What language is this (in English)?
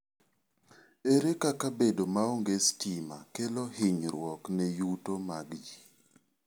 Luo (Kenya and Tanzania)